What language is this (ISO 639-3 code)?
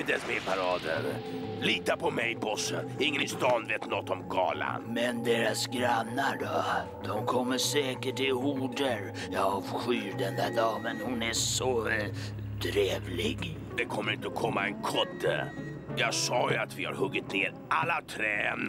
swe